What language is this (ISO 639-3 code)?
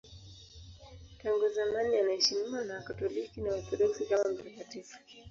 swa